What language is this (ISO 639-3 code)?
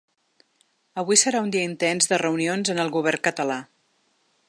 cat